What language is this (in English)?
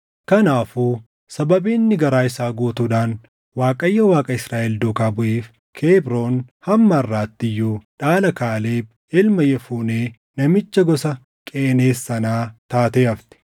Oromo